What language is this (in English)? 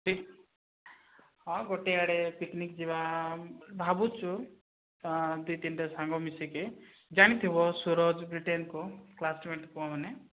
Odia